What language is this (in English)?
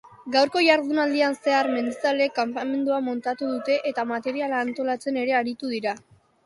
Basque